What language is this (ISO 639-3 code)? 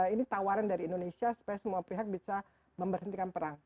ind